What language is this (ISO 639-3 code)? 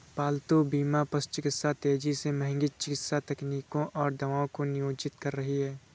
hin